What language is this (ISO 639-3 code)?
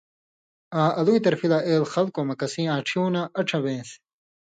mvy